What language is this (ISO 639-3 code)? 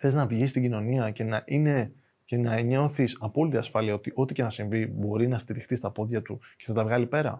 ell